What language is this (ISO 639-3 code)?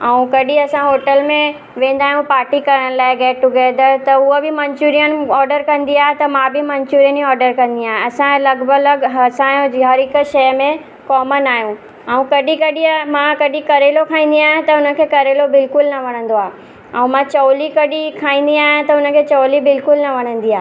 snd